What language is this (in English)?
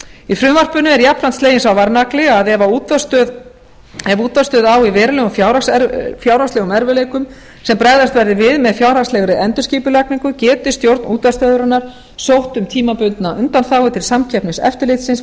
Icelandic